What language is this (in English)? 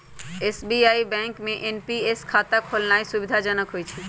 Magahi